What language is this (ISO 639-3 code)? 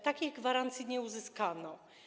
pol